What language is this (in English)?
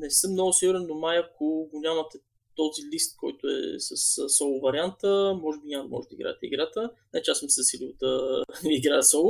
Bulgarian